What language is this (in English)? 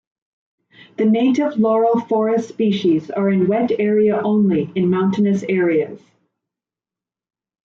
English